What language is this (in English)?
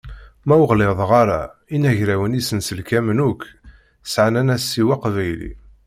Kabyle